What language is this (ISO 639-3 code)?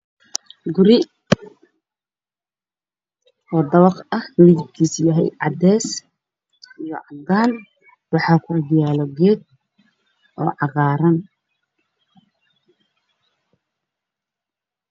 som